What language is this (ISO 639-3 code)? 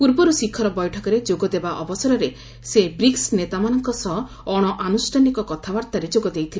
ori